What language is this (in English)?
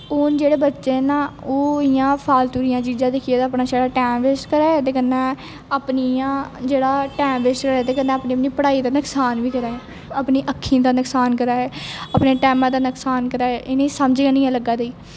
Dogri